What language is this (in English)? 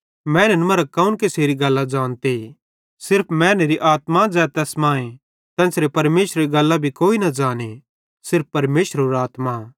Bhadrawahi